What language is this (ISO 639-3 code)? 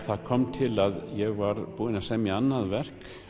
isl